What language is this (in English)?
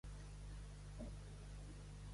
Catalan